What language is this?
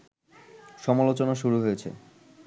Bangla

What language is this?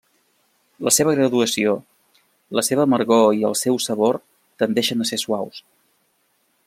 Catalan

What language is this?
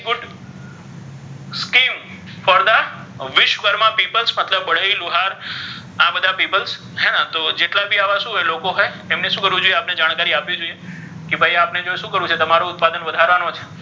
Gujarati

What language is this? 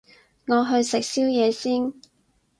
Cantonese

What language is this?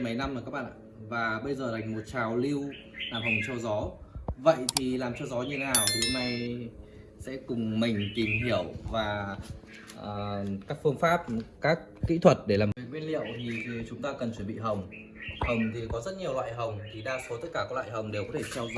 Vietnamese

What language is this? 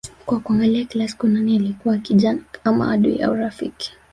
Swahili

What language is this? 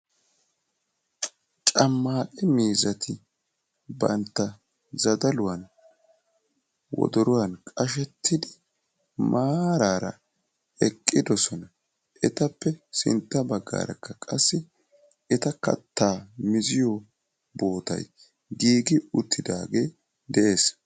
Wolaytta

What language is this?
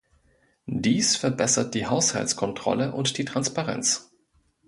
German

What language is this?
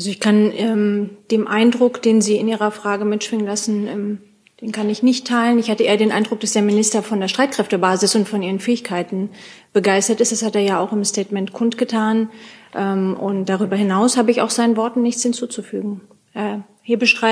German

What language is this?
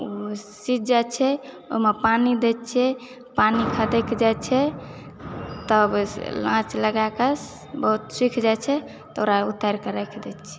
Maithili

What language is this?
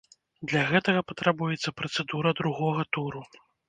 Belarusian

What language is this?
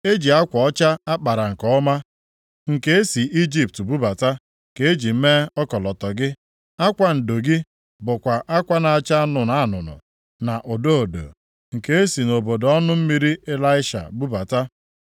Igbo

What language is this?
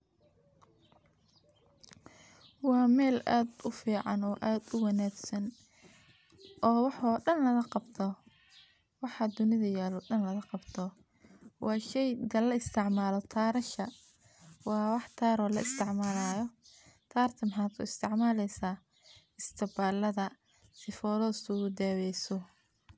Somali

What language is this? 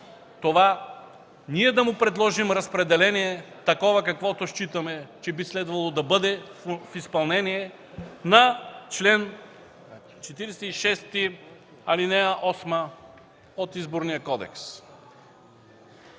Bulgarian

